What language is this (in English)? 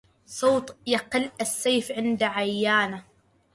Arabic